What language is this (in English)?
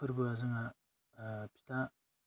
Bodo